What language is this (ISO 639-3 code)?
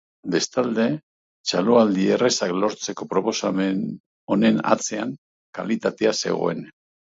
eus